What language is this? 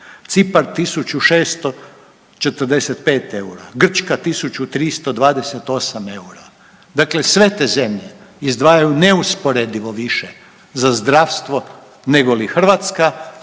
Croatian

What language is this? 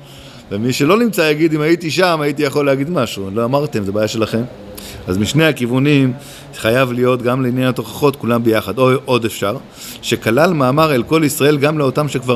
Hebrew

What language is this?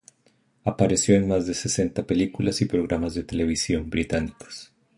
Spanish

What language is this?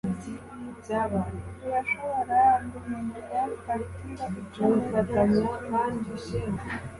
Kinyarwanda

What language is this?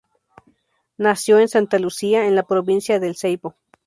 Spanish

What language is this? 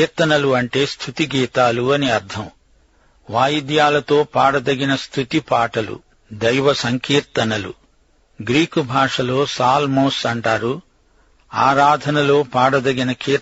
Telugu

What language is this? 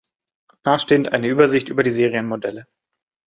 German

